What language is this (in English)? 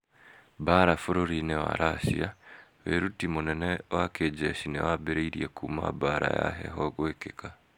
Kikuyu